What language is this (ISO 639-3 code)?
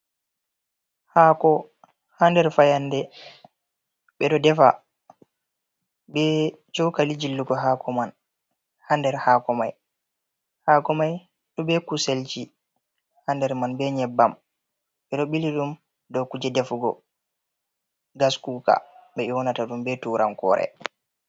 ful